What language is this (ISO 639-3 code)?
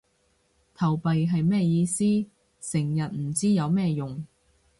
yue